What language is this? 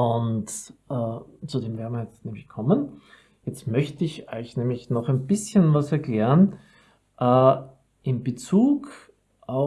German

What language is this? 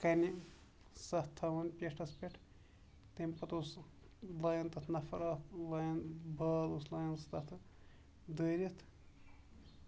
Kashmiri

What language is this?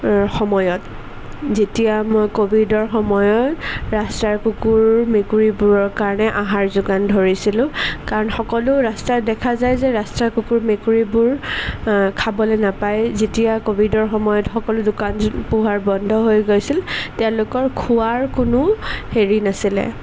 Assamese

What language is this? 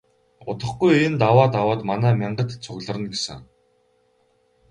Mongolian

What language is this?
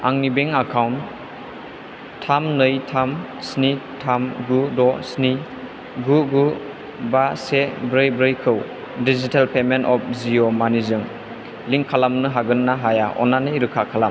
Bodo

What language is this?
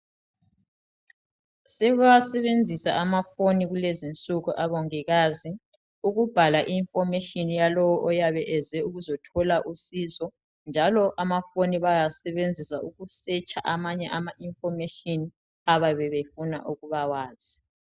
North Ndebele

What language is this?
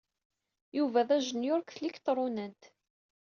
Kabyle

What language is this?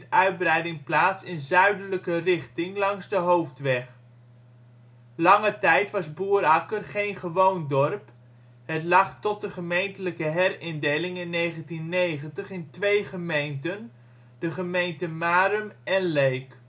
Dutch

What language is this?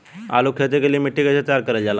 Bhojpuri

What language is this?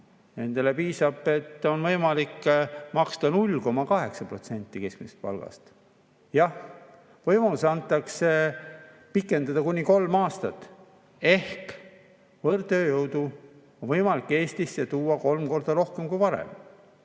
Estonian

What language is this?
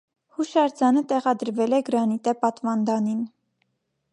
Armenian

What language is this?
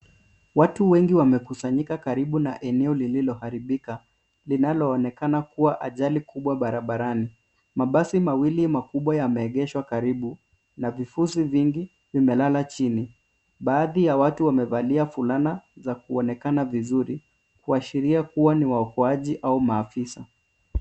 Swahili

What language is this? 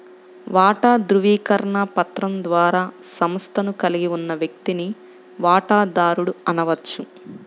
Telugu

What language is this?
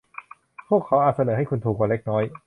Thai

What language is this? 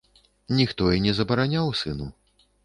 Belarusian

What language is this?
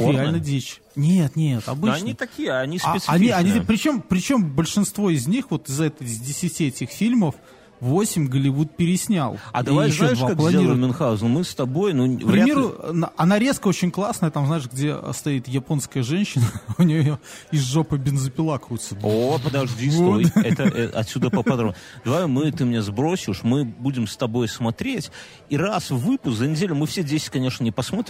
Russian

